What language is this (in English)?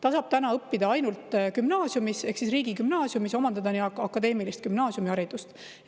Estonian